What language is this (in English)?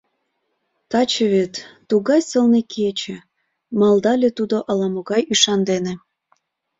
Mari